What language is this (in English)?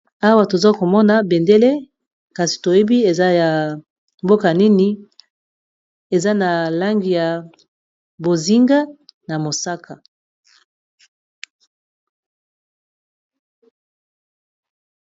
Lingala